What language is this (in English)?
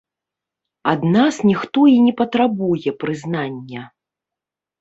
Belarusian